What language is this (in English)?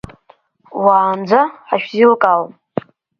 Abkhazian